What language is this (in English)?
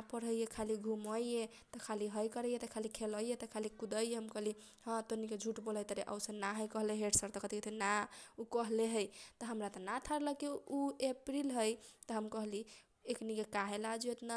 Kochila Tharu